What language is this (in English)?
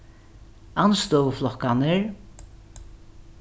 Faroese